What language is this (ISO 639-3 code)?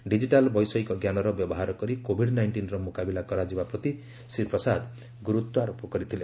ori